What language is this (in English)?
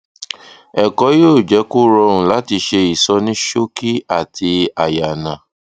Yoruba